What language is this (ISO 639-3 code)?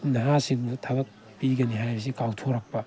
mni